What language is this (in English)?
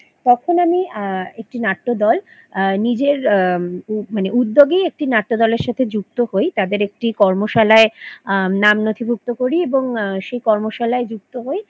Bangla